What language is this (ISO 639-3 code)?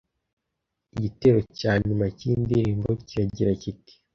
kin